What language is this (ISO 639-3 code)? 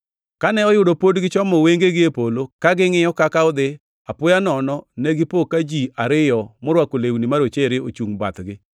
luo